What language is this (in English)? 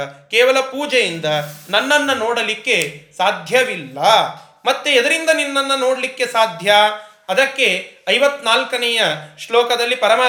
Kannada